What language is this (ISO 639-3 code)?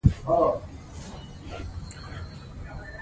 pus